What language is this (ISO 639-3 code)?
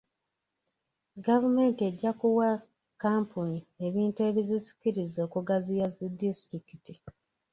lug